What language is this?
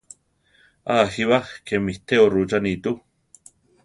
Central Tarahumara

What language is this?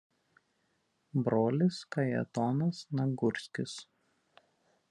Lithuanian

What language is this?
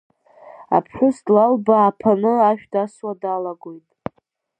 Abkhazian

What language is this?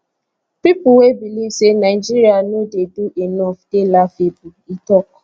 Nigerian Pidgin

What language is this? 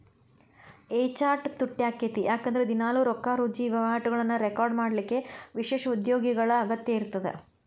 Kannada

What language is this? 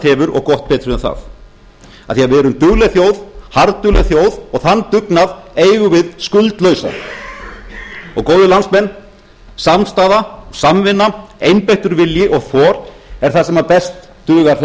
Icelandic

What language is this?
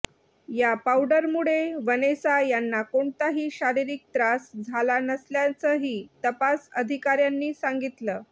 Marathi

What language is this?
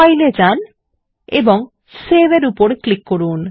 Bangla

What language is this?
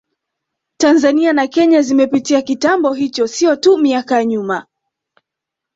Swahili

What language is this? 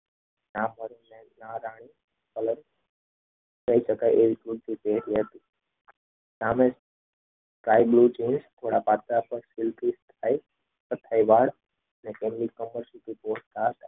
Gujarati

